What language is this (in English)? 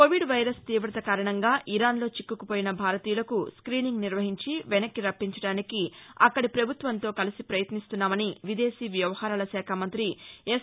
Telugu